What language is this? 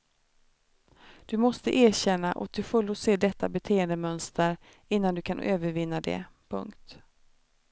Swedish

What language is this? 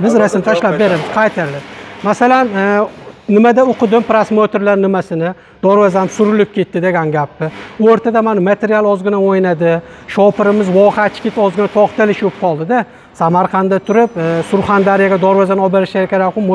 Turkish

